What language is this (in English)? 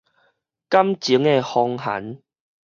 Min Nan Chinese